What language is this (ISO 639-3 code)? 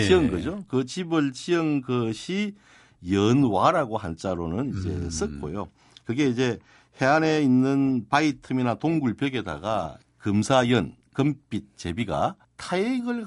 kor